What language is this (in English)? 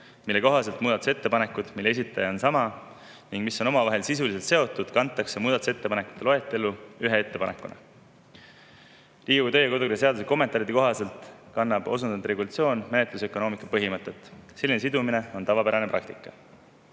Estonian